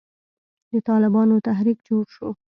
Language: Pashto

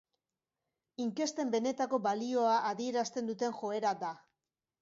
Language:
Basque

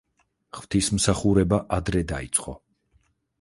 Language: Georgian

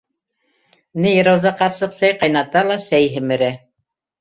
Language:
Bashkir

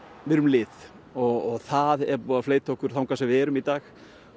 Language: Icelandic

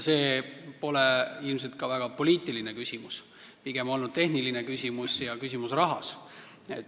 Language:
Estonian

